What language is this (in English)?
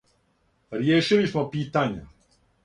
Serbian